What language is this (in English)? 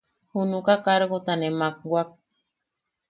Yaqui